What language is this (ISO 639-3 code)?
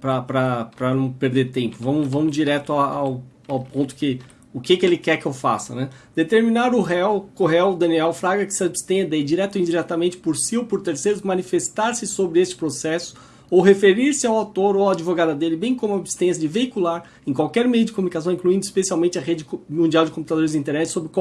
por